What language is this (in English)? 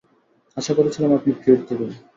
Bangla